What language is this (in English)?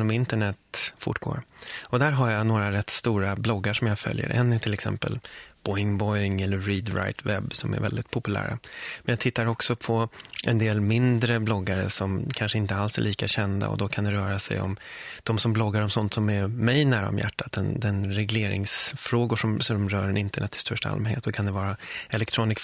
Swedish